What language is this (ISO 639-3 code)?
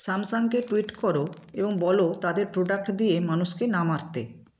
ben